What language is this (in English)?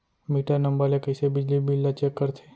Chhattisgarhi